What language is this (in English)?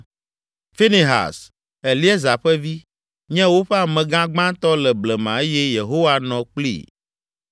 Ewe